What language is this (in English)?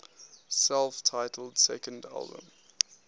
English